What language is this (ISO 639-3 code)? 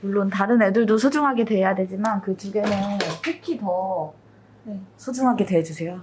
kor